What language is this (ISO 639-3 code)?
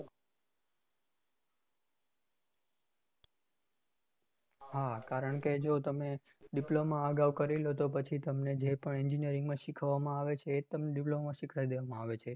guj